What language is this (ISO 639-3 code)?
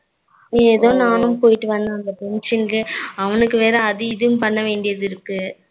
tam